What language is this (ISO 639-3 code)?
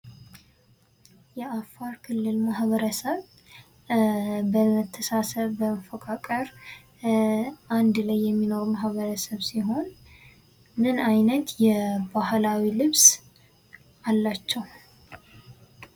amh